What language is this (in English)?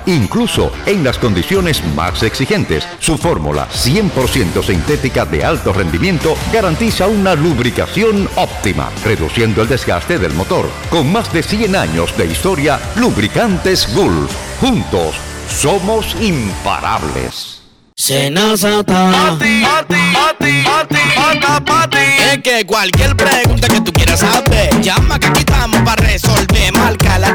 Spanish